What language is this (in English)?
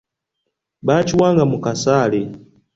Ganda